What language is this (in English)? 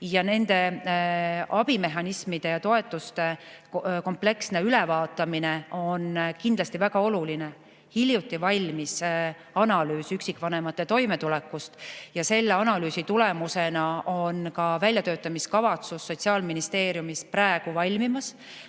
Estonian